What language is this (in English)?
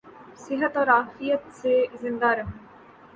Urdu